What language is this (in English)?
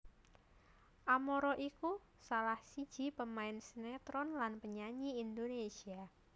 Javanese